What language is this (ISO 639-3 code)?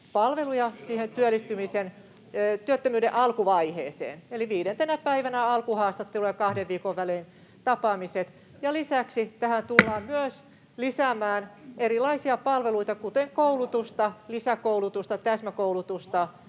fin